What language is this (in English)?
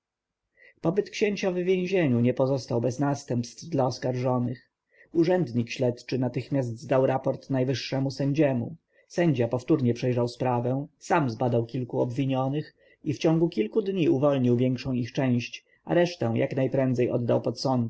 Polish